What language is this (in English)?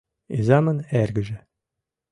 Mari